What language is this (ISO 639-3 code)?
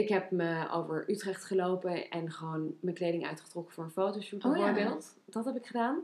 nld